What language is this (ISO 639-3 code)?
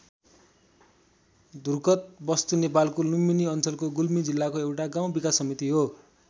nep